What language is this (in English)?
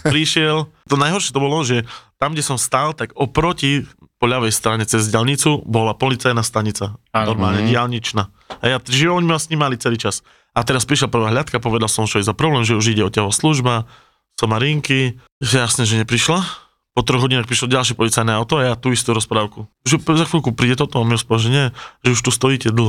Slovak